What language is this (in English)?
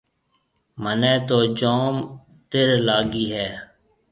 Marwari (Pakistan)